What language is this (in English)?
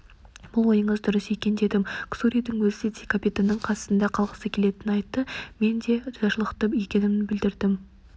Kazakh